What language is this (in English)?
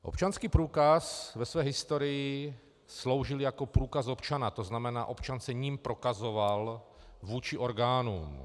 Czech